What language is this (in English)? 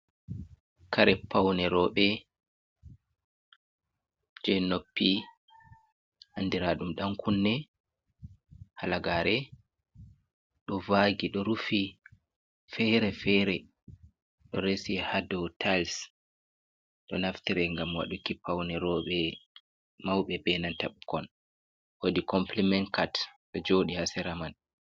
Fula